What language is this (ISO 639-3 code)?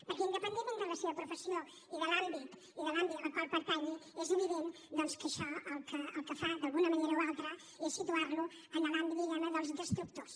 cat